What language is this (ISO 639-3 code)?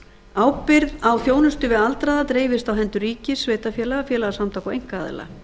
isl